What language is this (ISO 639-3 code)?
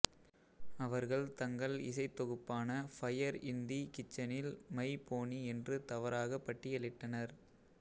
tam